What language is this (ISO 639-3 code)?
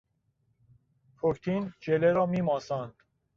fas